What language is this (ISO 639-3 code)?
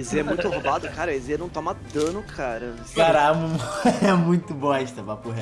por